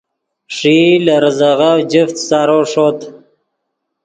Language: Yidgha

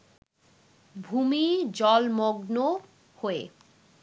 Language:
Bangla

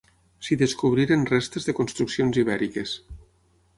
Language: Catalan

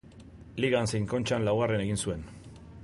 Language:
Basque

